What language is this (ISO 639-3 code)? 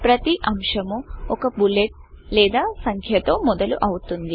tel